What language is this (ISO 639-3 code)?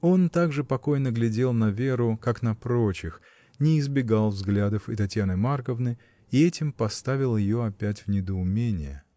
rus